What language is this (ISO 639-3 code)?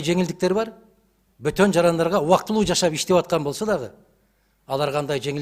tur